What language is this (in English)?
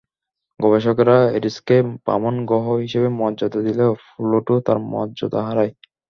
Bangla